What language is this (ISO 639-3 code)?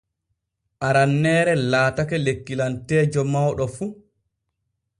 fue